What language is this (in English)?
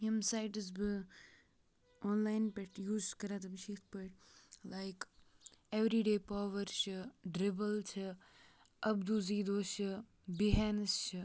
Kashmiri